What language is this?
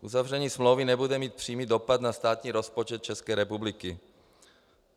Czech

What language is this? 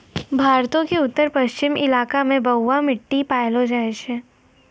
Maithili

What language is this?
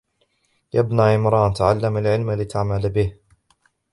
Arabic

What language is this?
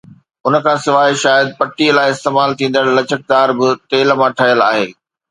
Sindhi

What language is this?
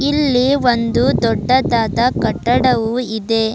Kannada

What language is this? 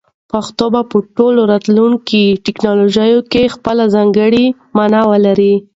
Pashto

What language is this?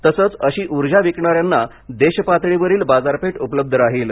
Marathi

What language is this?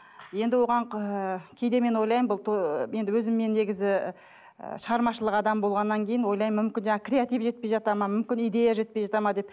Kazakh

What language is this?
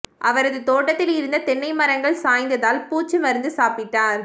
Tamil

